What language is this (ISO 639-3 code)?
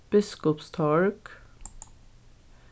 fao